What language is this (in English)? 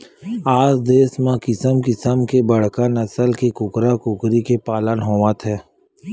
Chhattisgarhi